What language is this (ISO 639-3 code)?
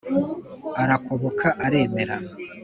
kin